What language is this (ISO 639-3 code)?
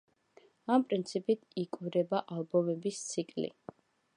kat